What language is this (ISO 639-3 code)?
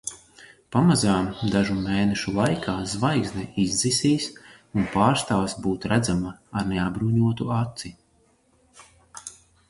lav